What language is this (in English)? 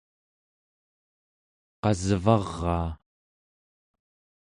Central Yupik